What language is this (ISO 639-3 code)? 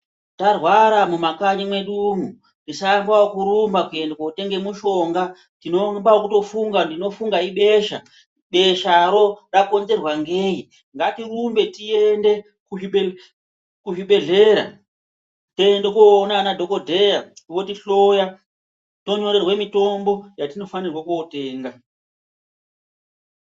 ndc